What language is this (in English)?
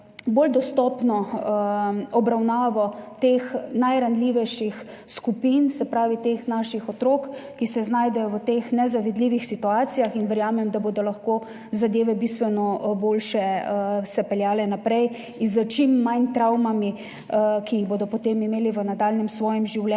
Slovenian